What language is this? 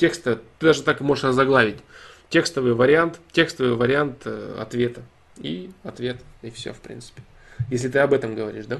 Russian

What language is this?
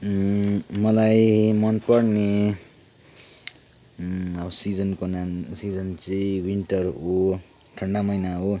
Nepali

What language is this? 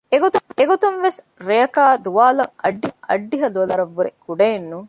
Divehi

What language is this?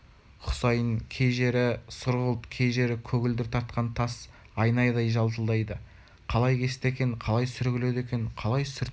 Kazakh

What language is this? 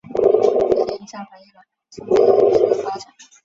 Chinese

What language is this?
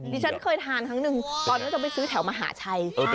Thai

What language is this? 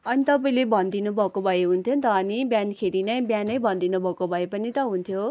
Nepali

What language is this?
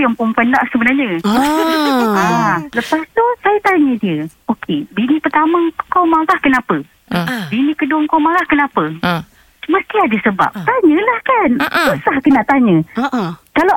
Malay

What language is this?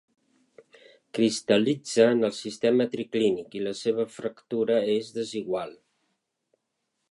Catalan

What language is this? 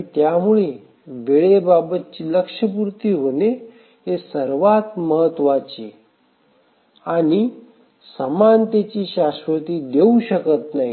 Marathi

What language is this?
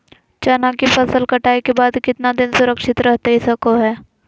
Magahi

